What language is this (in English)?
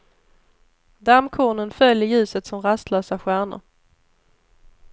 Swedish